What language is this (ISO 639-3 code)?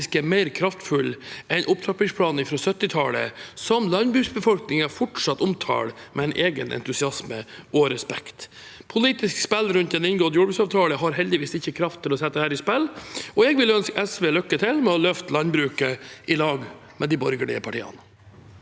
nor